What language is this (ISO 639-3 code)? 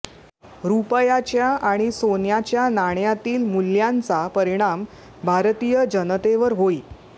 mar